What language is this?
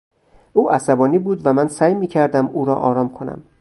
Persian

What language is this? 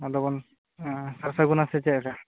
Santali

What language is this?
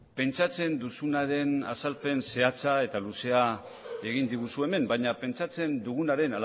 Basque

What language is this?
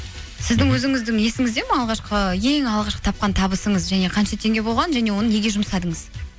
Kazakh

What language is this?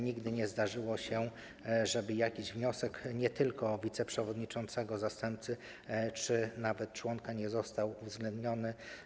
Polish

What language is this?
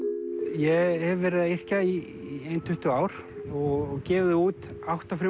Icelandic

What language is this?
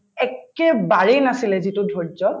Assamese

